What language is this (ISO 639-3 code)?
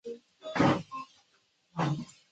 zho